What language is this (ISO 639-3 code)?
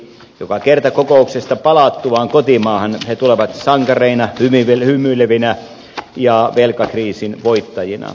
fin